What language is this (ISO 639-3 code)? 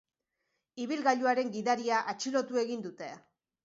eus